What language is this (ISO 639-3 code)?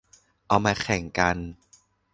tha